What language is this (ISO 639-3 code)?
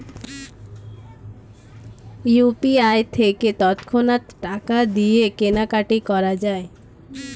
ben